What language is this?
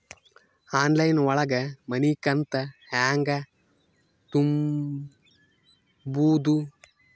Kannada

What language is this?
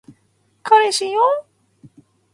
Japanese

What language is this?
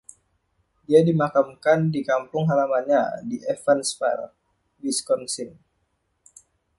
Indonesian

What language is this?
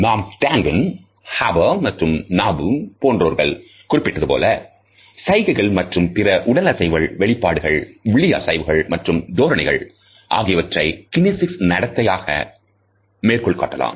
Tamil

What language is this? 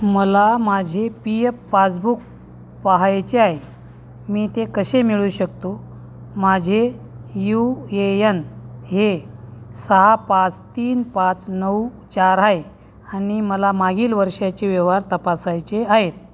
Marathi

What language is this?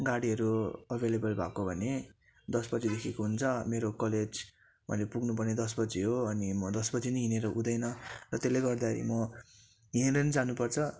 Nepali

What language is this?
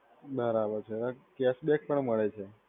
Gujarati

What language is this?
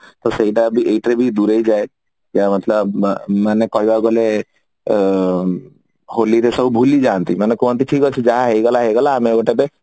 Odia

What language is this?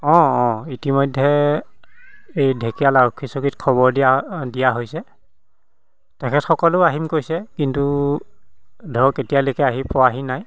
Assamese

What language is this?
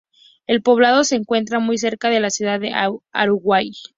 Spanish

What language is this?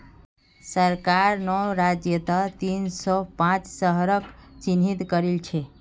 Magahi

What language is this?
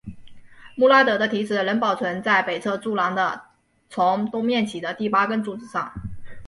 Chinese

